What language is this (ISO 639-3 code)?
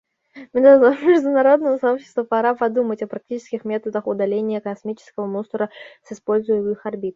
rus